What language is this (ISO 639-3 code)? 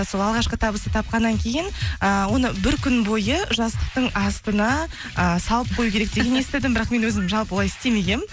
kaz